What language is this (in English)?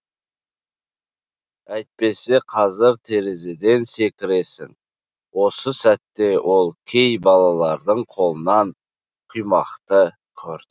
Kazakh